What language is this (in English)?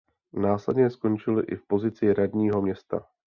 Czech